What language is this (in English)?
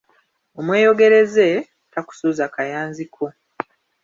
Ganda